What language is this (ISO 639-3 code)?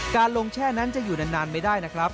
tha